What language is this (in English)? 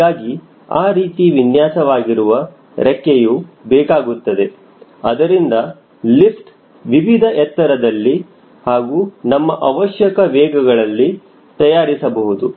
Kannada